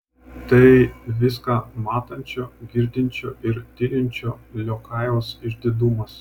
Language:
Lithuanian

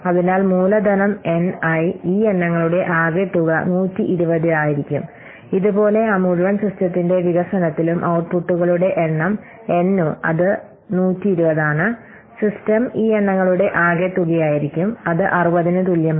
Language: Malayalam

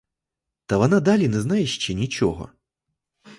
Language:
Ukrainian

